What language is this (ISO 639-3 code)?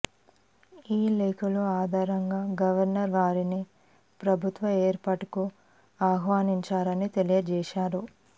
tel